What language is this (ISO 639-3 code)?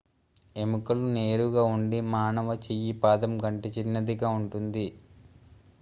tel